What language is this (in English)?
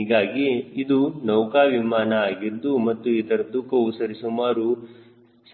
Kannada